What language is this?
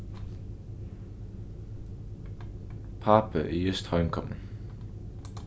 Faroese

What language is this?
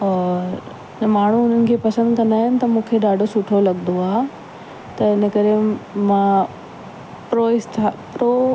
Sindhi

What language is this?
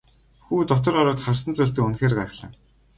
Mongolian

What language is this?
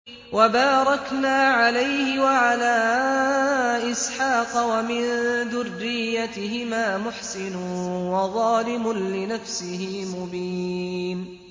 Arabic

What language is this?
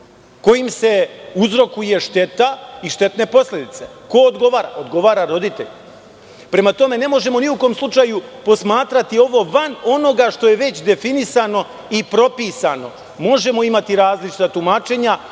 Serbian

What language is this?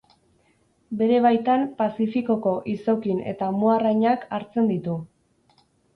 Basque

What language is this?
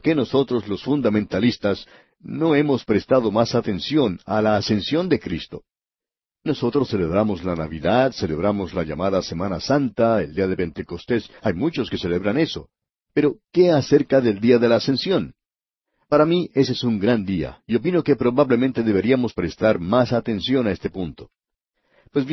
Spanish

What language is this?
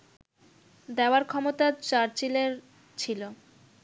Bangla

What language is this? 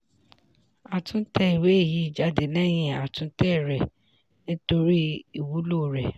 Yoruba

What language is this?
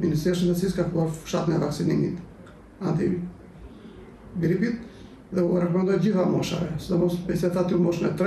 Romanian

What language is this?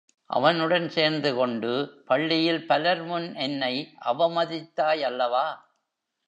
Tamil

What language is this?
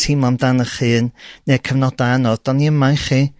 Welsh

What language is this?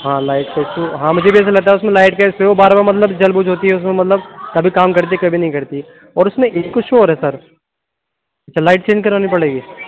Urdu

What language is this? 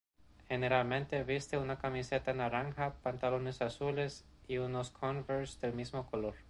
Spanish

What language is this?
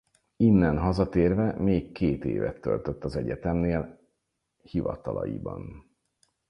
Hungarian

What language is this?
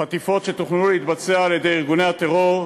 Hebrew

